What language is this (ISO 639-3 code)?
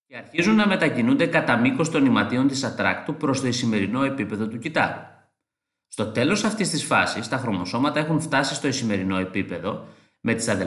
ell